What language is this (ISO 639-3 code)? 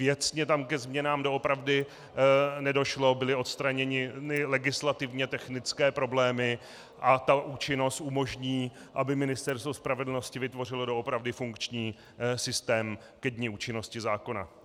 ces